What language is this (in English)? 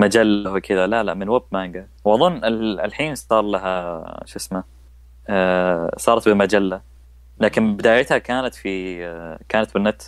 Arabic